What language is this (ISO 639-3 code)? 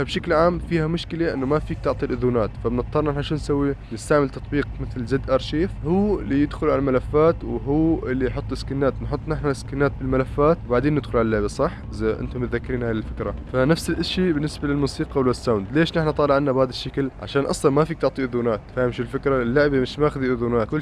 ara